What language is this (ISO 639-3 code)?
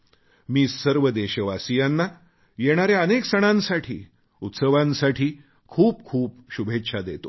mar